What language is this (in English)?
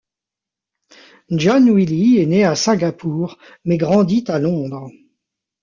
French